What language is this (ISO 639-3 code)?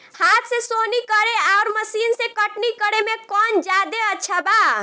bho